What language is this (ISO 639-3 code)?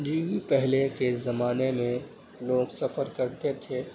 urd